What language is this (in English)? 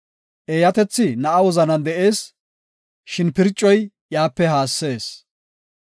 Gofa